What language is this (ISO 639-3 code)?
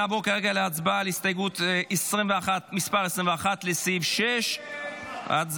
heb